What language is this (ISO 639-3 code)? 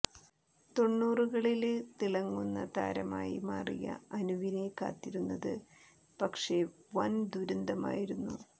mal